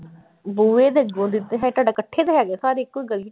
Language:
Punjabi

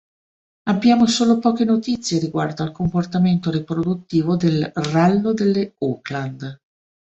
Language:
Italian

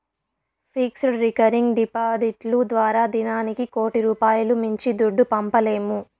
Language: Telugu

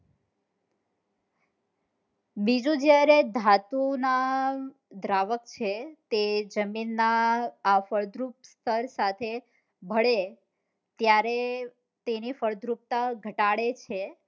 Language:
Gujarati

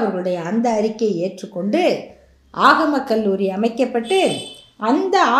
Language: Tamil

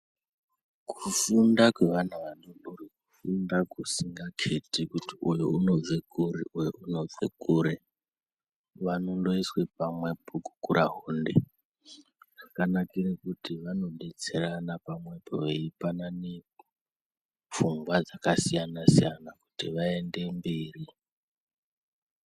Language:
Ndau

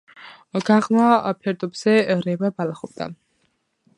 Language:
Georgian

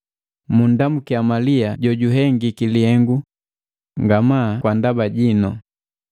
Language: Matengo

